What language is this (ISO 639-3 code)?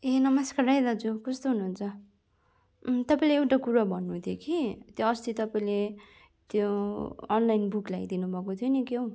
nep